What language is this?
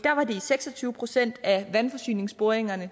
Danish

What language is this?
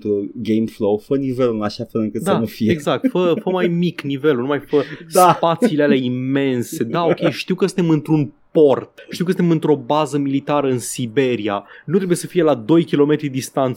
Romanian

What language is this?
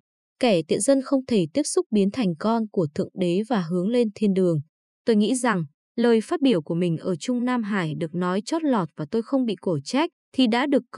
Vietnamese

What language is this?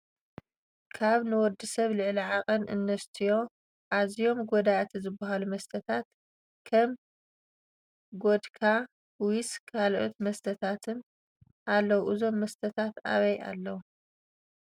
Tigrinya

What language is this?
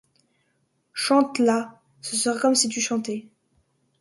French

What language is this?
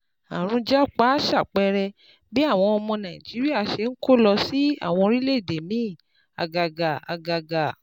Yoruba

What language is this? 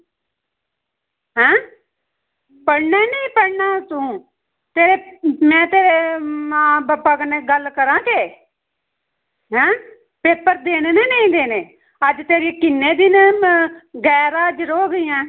Dogri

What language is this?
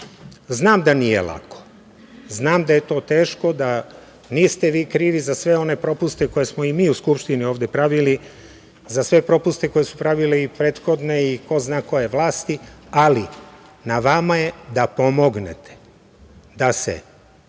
Serbian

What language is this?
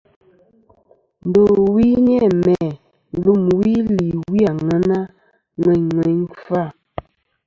Kom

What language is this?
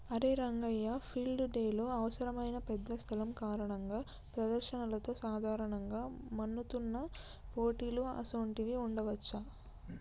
Telugu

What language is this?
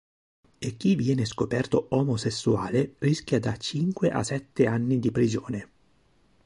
Italian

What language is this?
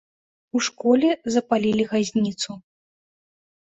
Belarusian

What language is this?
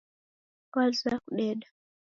Taita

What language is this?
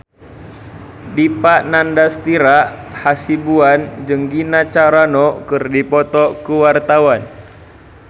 Sundanese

